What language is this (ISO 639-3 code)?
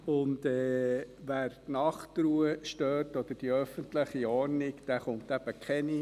gsw